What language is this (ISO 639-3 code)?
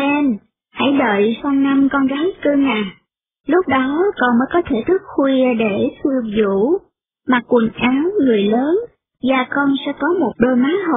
vie